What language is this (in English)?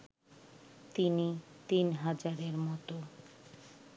Bangla